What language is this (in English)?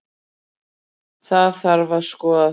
Icelandic